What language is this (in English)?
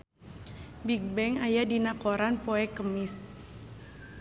Sundanese